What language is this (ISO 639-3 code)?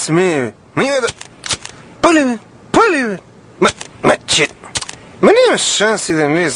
rus